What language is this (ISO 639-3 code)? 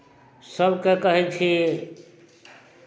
mai